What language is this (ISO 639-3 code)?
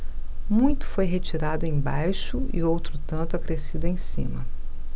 por